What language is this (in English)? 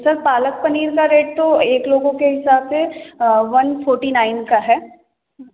Hindi